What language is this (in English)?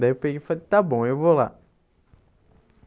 Portuguese